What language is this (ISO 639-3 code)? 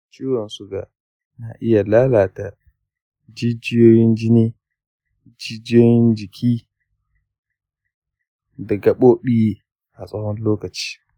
hau